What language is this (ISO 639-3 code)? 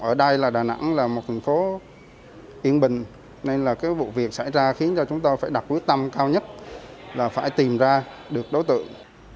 vie